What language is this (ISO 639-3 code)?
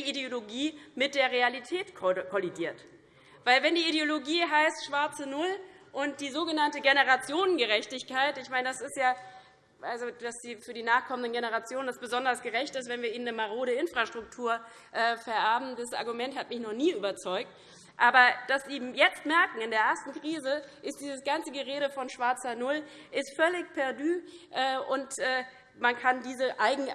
deu